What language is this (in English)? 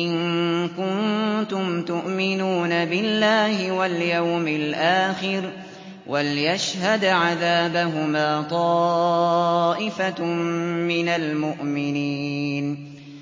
Arabic